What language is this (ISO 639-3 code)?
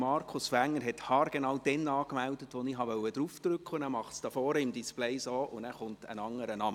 gsw